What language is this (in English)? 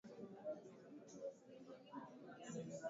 Swahili